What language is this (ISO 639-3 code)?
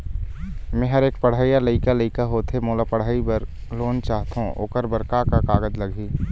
hne